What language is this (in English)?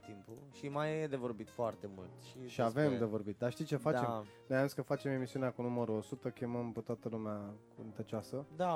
Romanian